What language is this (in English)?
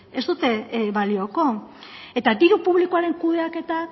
Basque